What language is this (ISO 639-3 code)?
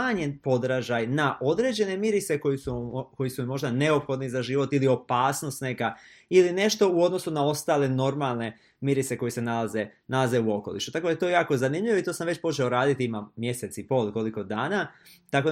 hrv